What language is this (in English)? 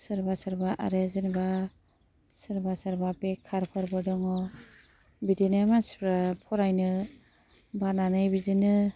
Bodo